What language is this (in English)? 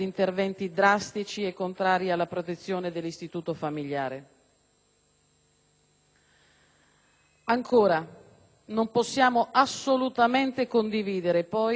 Italian